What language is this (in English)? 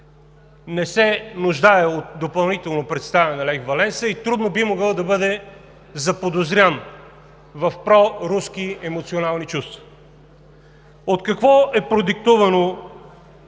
Bulgarian